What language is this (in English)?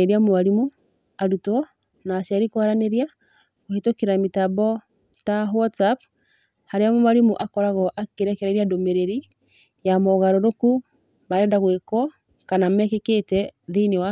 Kikuyu